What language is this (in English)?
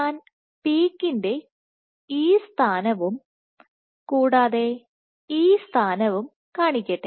Malayalam